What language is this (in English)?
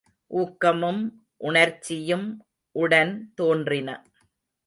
Tamil